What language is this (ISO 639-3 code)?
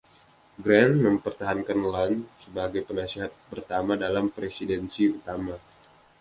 ind